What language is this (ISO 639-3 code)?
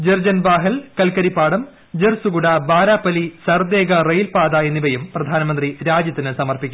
mal